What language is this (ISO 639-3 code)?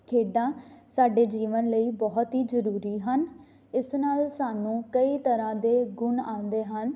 pan